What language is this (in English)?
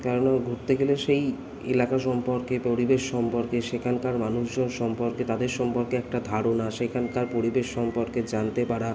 Bangla